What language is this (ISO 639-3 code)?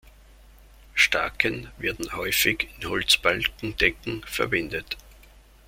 deu